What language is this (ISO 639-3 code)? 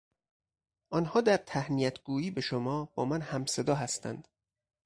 fas